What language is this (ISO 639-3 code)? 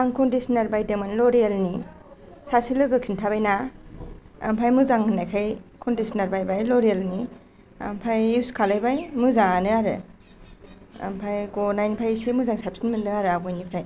brx